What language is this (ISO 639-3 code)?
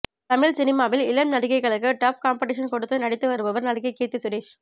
tam